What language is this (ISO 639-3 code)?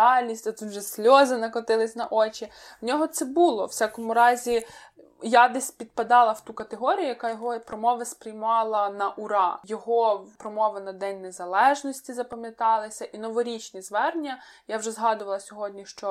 ukr